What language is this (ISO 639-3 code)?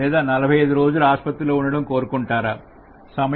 tel